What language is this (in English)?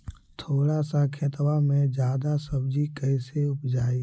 Magahi